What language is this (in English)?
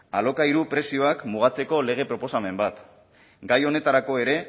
Basque